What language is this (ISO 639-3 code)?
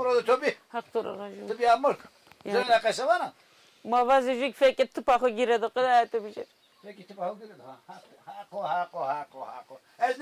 tur